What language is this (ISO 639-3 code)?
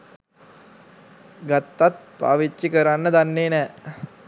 sin